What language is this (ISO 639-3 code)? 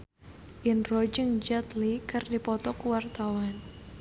sun